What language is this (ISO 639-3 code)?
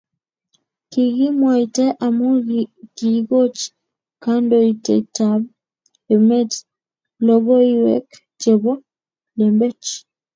kln